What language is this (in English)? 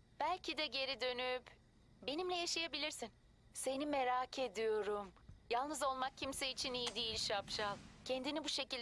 Turkish